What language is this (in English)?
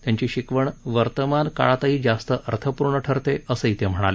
Marathi